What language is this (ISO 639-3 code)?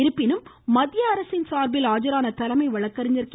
tam